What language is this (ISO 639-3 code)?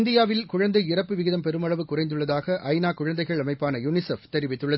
tam